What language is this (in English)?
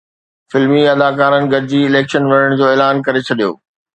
Sindhi